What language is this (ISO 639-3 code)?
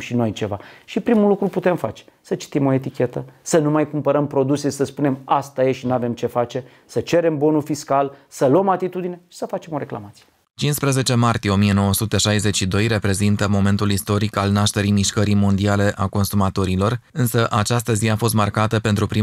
ron